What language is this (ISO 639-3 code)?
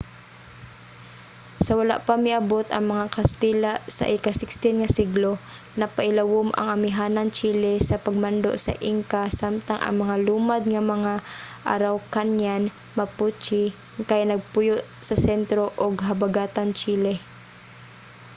ceb